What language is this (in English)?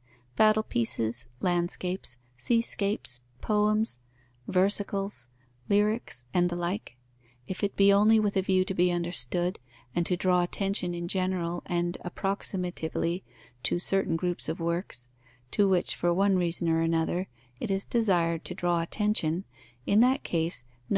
English